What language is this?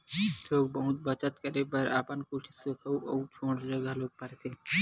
Chhattisgarhi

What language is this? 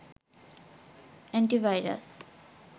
Bangla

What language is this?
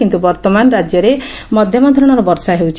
Odia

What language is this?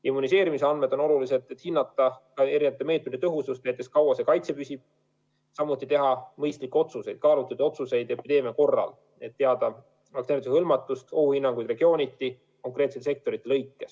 Estonian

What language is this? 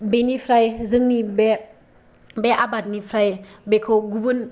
Bodo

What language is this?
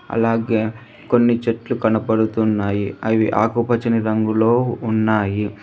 Telugu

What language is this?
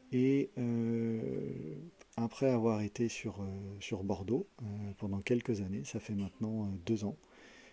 French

